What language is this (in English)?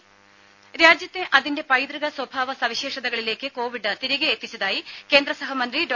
Malayalam